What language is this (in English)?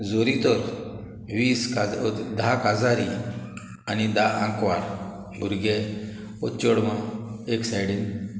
Konkani